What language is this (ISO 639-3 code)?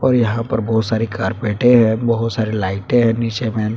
hin